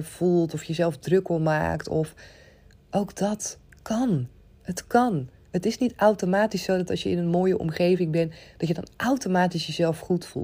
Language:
Dutch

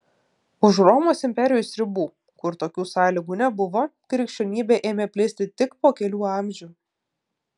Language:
Lithuanian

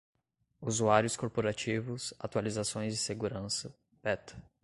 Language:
Portuguese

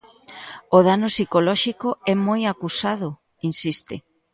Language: Galician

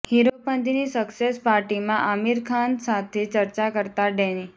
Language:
Gujarati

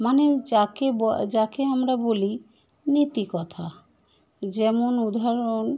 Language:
Bangla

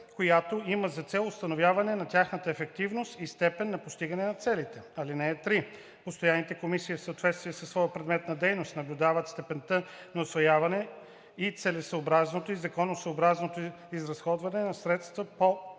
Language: Bulgarian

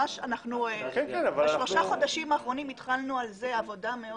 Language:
Hebrew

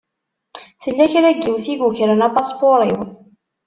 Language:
Kabyle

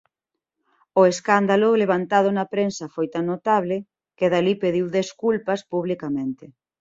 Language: Galician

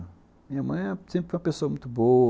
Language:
Portuguese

